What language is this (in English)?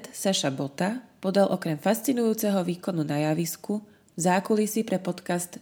Slovak